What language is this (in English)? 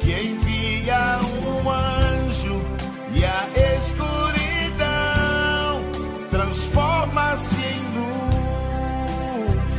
Portuguese